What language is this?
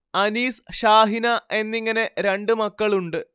Malayalam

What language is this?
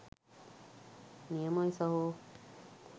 Sinhala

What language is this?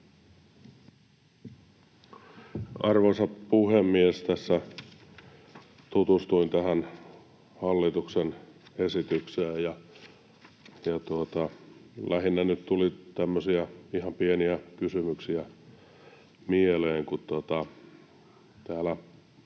Finnish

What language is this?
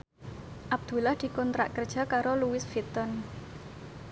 Javanese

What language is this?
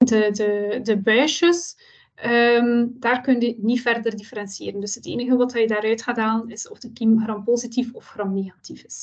Dutch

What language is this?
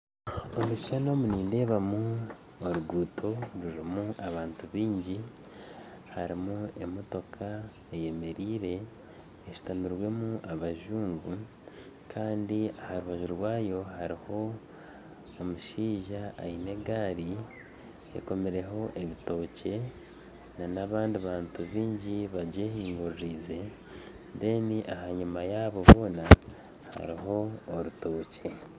Nyankole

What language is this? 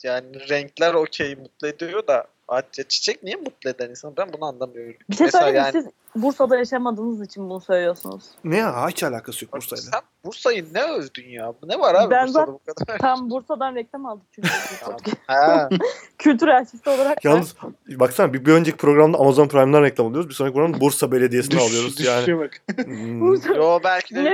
Turkish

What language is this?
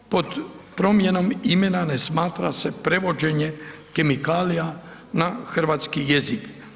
Croatian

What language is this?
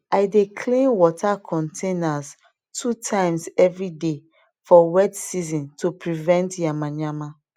Nigerian Pidgin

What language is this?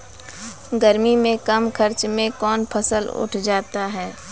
Maithili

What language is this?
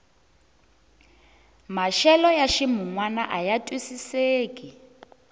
Tsonga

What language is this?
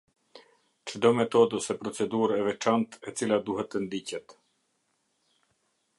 Albanian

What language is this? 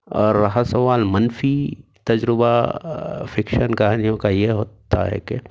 Urdu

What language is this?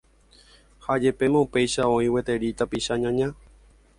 Guarani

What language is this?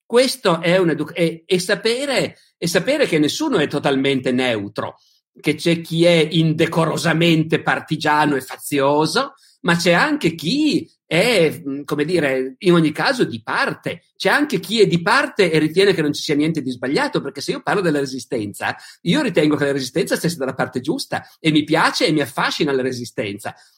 Italian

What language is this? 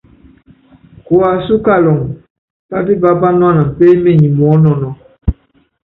Yangben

